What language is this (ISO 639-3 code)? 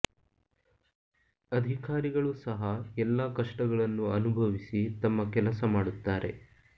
kan